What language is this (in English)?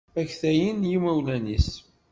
Kabyle